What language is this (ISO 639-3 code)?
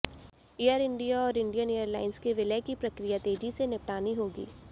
hin